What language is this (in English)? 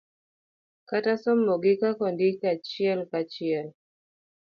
Luo (Kenya and Tanzania)